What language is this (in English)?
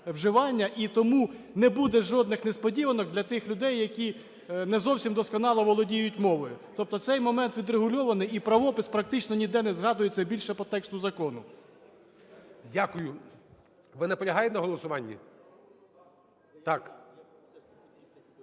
Ukrainian